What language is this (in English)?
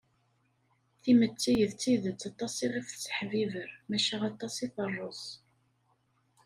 Kabyle